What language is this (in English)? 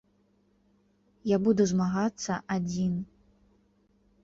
Belarusian